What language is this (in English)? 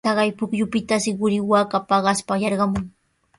Sihuas Ancash Quechua